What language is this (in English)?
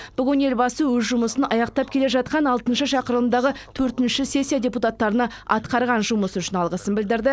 Kazakh